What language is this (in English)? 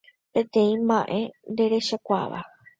Guarani